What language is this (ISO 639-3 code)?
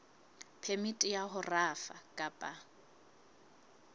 sot